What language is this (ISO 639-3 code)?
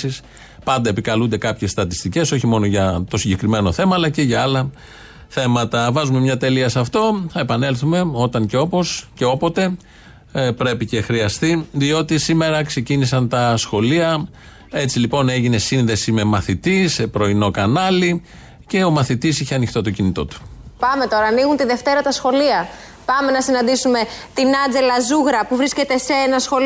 ell